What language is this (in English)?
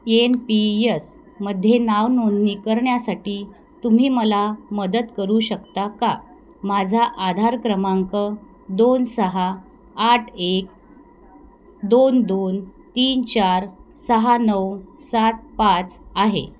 Marathi